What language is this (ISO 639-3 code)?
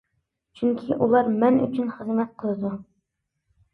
uig